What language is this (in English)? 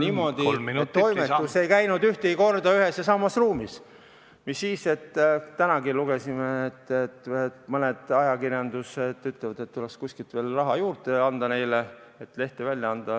Estonian